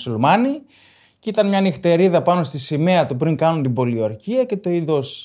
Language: Greek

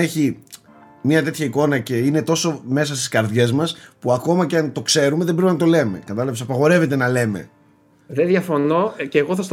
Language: Greek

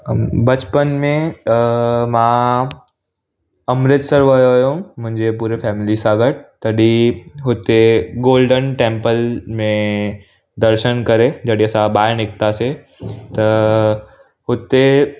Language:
Sindhi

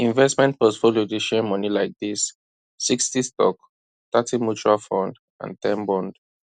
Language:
Nigerian Pidgin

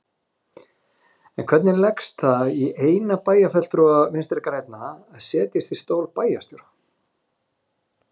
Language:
Icelandic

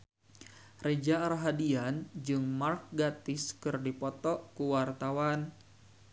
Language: Sundanese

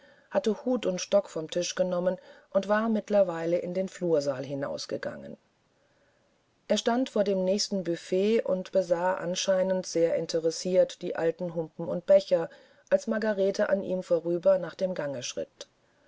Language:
German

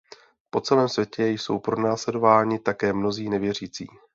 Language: Czech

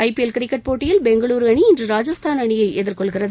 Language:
Tamil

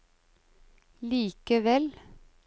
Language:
Norwegian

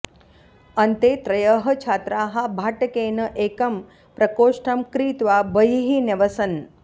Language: Sanskrit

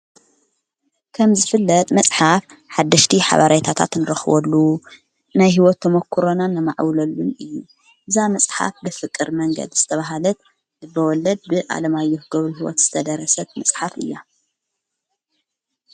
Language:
Tigrinya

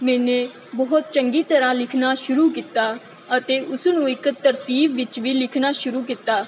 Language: Punjabi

